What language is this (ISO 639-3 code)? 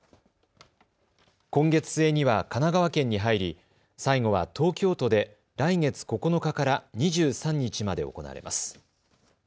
jpn